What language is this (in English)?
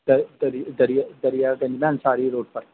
Urdu